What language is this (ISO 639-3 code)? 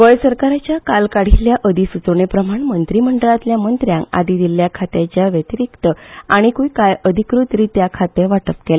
kok